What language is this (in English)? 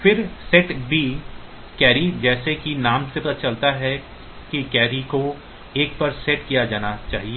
Hindi